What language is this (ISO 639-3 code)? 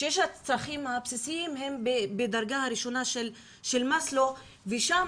heb